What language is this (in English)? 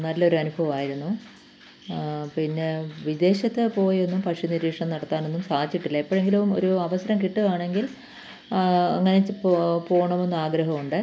Malayalam